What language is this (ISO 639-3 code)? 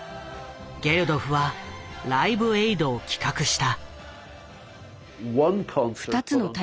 jpn